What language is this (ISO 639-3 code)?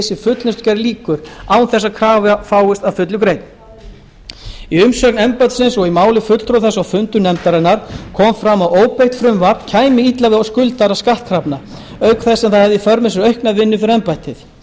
isl